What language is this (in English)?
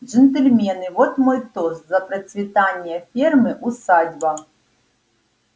Russian